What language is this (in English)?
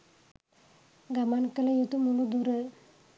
Sinhala